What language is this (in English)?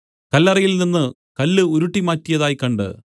Malayalam